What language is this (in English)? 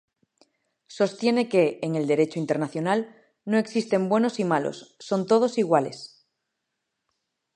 Spanish